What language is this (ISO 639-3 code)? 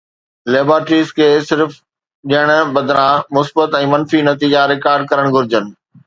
snd